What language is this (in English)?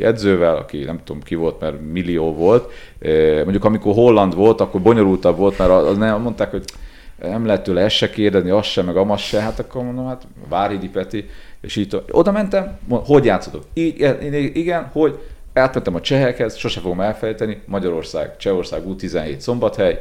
Hungarian